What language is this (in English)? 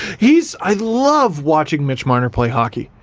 English